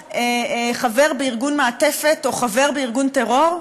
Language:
Hebrew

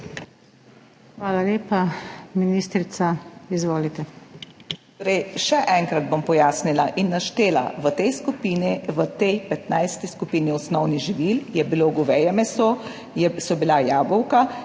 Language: Slovenian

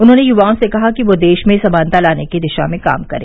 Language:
Hindi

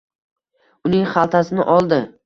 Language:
Uzbek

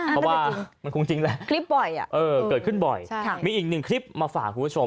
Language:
Thai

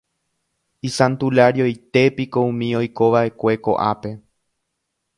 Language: Guarani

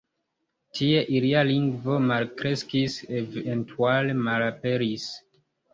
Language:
Esperanto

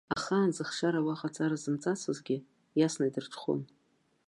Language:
Abkhazian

